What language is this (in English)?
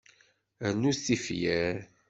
Kabyle